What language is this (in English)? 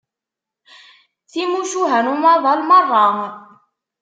Kabyle